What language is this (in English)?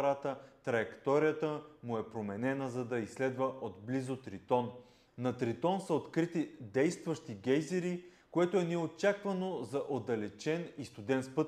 Bulgarian